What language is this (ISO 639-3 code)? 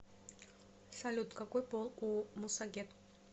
rus